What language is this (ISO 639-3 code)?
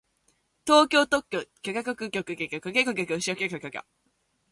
jpn